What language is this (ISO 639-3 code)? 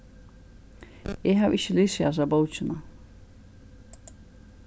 fao